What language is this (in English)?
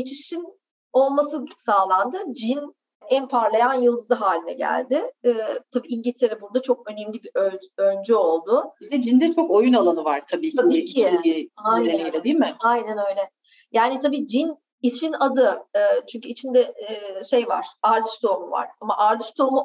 Turkish